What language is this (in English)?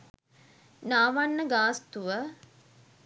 Sinhala